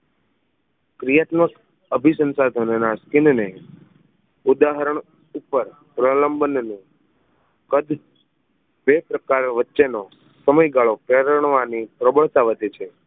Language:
Gujarati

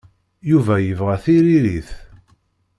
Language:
Kabyle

